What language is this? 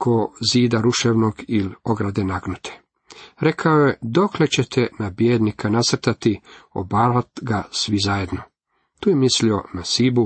Croatian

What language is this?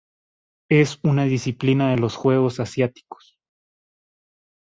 Spanish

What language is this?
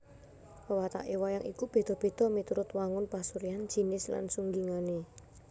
Javanese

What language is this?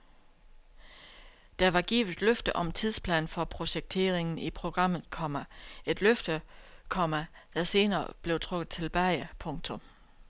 Danish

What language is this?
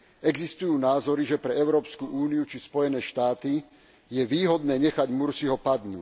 Slovak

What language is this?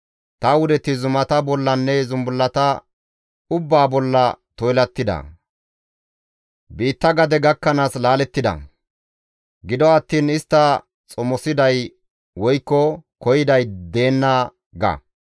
Gamo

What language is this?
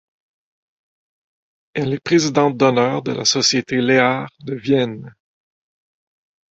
French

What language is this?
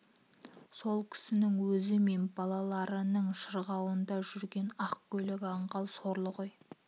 Kazakh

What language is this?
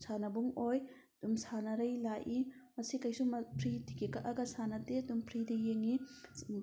Manipuri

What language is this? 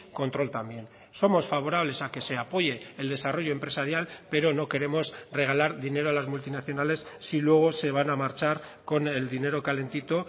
Spanish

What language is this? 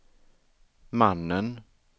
Swedish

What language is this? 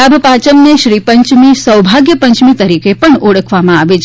Gujarati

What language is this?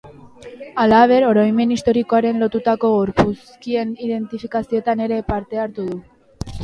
Basque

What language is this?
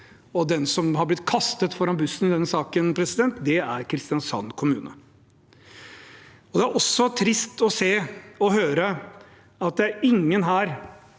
Norwegian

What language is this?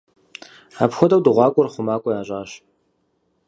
Kabardian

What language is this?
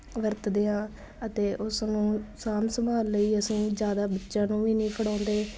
Punjabi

